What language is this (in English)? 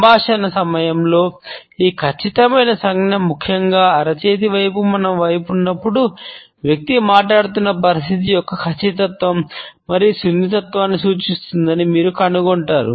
Telugu